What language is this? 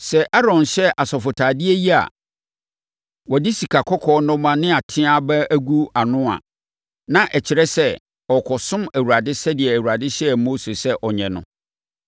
Akan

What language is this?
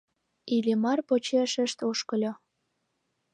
Mari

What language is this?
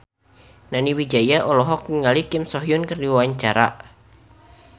Sundanese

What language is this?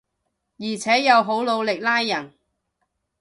Cantonese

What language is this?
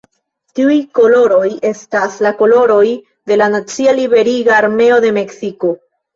Esperanto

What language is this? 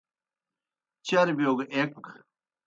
Kohistani Shina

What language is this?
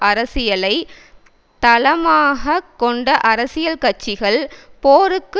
Tamil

